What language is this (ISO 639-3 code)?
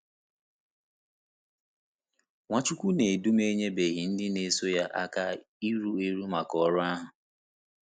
ibo